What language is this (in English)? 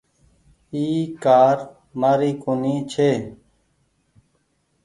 Goaria